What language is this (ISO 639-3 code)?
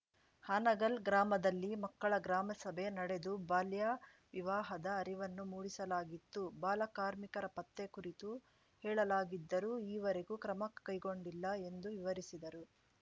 kan